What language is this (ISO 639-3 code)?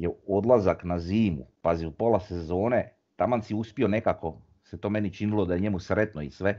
hrv